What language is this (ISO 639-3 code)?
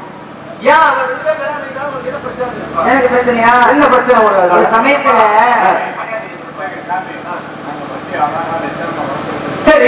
tha